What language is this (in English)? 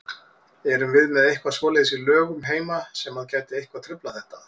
Icelandic